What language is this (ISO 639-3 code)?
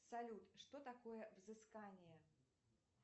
rus